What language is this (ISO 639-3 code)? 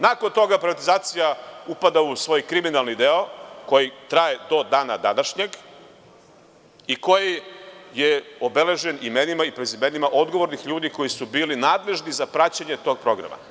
srp